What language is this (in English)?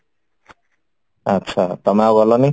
Odia